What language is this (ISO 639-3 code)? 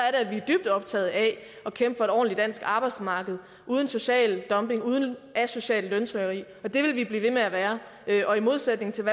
dan